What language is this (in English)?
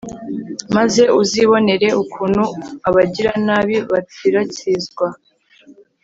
Kinyarwanda